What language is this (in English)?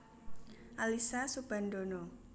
Javanese